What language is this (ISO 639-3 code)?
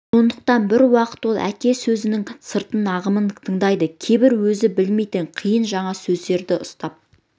kaz